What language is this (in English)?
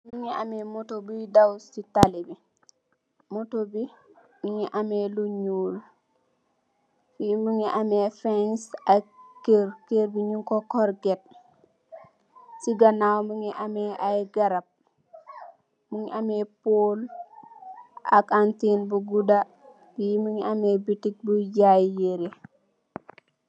Wolof